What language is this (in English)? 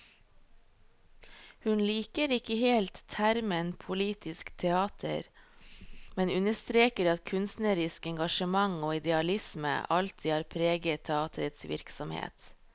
Norwegian